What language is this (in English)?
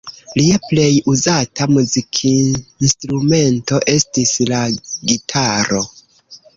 Esperanto